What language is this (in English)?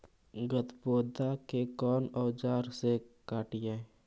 Magahi